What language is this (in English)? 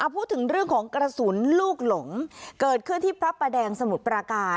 Thai